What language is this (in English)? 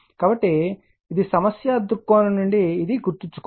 Telugu